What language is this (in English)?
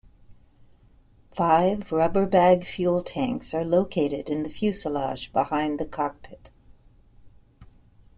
English